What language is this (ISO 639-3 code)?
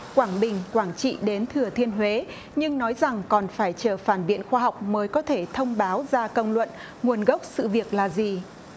vie